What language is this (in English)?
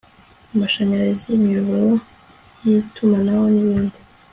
Kinyarwanda